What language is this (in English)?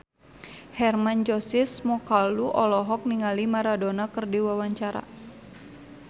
Sundanese